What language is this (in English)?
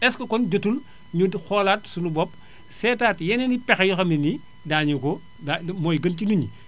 Wolof